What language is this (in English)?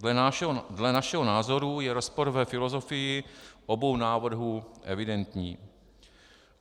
Czech